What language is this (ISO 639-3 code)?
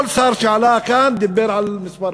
heb